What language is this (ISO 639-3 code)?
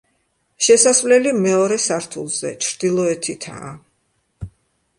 kat